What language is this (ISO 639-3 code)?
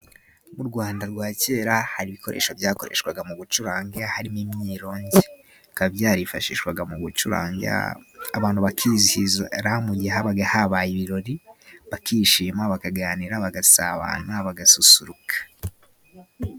kin